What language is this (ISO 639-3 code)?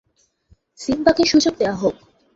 ben